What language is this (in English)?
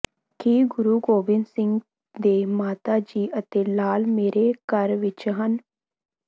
Punjabi